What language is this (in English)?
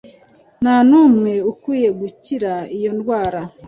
Kinyarwanda